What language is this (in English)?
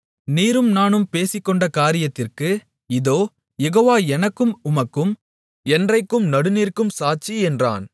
Tamil